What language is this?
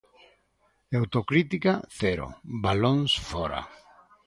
Galician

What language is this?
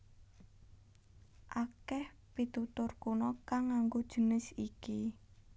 Javanese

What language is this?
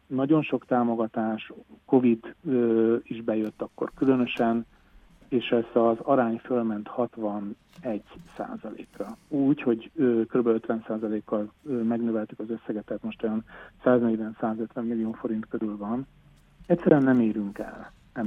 Hungarian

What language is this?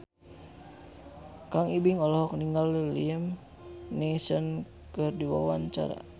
Sundanese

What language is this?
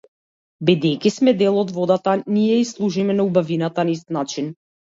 Macedonian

